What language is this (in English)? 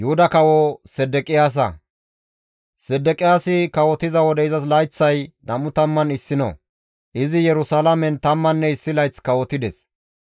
Gamo